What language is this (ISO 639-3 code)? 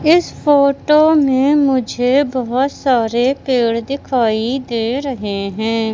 hin